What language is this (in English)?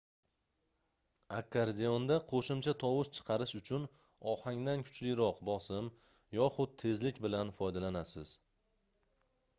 Uzbek